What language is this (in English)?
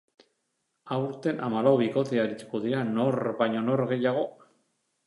Basque